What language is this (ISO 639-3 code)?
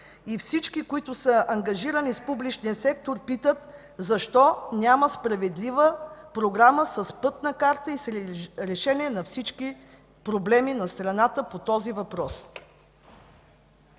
bul